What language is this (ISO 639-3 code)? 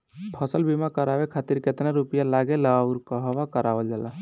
bho